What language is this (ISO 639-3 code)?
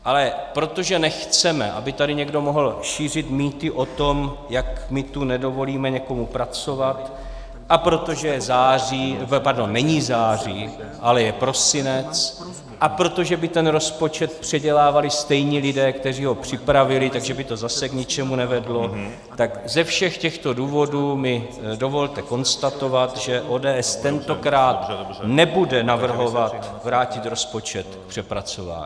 ces